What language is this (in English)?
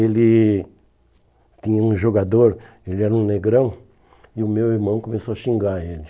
Portuguese